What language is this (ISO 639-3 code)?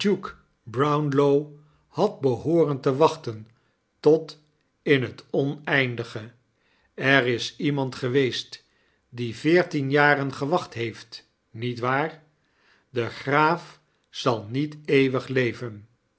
nld